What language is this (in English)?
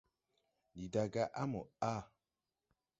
Tupuri